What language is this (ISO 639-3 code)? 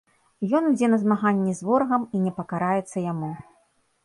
bel